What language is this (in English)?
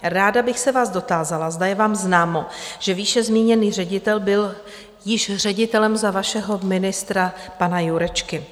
Czech